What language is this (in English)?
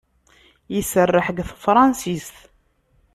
Kabyle